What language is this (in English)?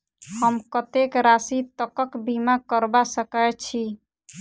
Maithili